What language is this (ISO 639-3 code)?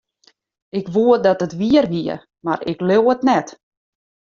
fry